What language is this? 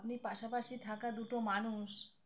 Bangla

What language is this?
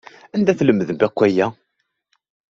Kabyle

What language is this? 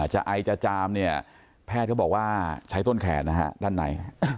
Thai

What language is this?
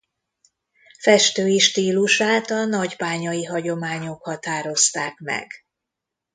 Hungarian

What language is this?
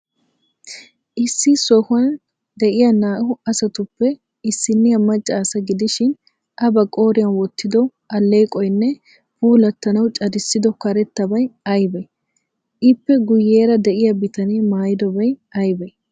Wolaytta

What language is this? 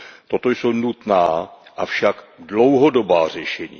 Czech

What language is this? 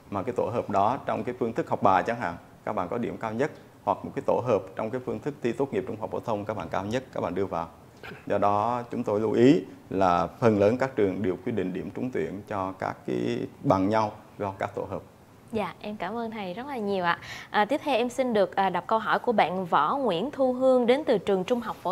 Vietnamese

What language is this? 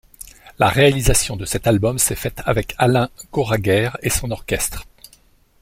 French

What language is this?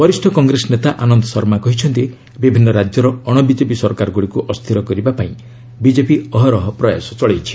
Odia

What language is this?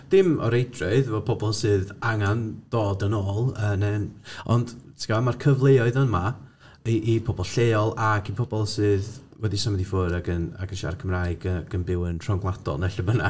Welsh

